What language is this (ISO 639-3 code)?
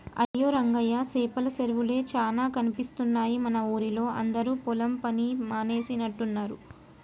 tel